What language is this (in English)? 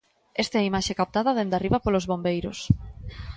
Galician